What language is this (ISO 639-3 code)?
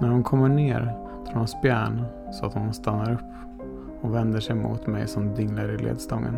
swe